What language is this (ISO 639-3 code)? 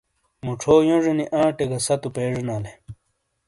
scl